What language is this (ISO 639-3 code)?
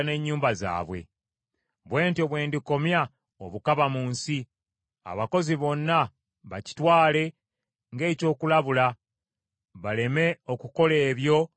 lug